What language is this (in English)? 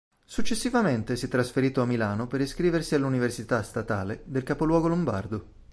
Italian